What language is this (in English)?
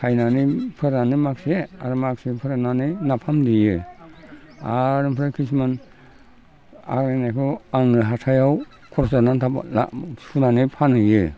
Bodo